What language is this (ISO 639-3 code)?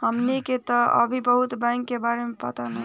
bho